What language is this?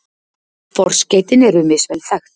Icelandic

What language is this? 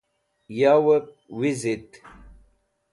Wakhi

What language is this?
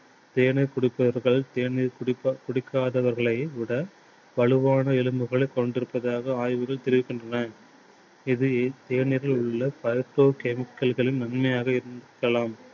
Tamil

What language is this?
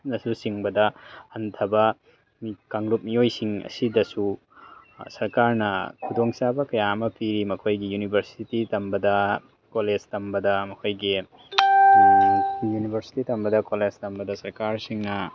Manipuri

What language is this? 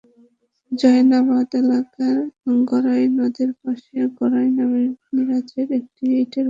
Bangla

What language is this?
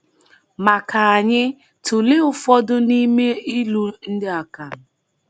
Igbo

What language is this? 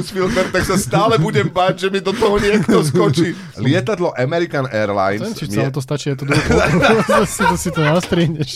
Slovak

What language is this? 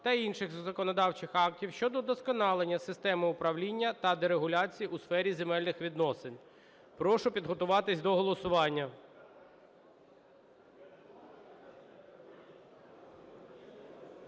Ukrainian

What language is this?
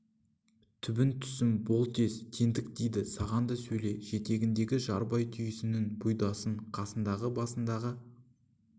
Kazakh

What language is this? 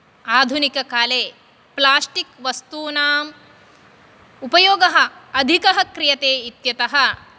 Sanskrit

